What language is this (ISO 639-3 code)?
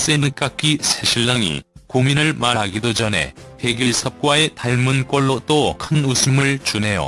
kor